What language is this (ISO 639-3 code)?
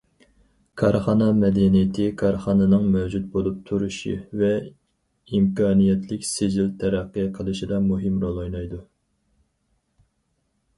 uig